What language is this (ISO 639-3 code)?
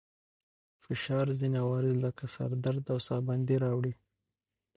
pus